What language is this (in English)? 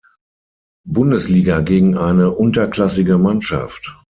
German